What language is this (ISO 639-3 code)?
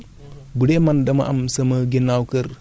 wol